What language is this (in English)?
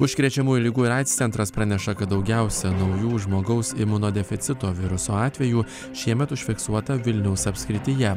Lithuanian